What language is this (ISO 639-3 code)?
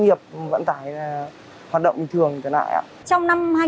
vie